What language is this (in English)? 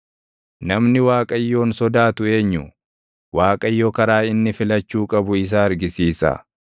Oromo